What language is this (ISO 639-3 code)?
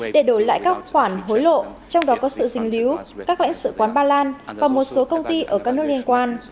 vie